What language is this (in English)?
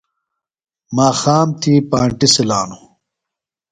Phalura